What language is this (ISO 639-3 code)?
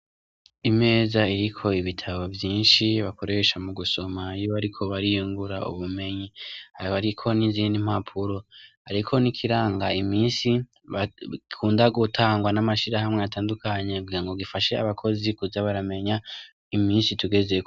run